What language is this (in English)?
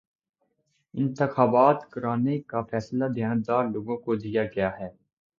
Urdu